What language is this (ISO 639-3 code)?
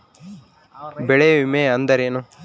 kan